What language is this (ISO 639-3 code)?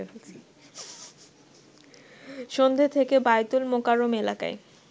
ben